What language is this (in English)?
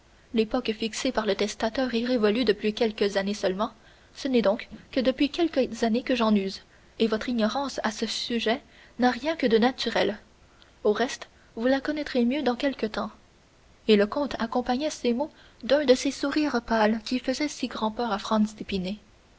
French